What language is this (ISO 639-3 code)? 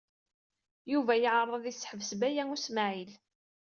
kab